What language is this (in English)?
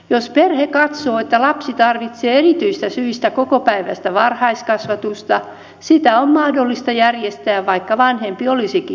Finnish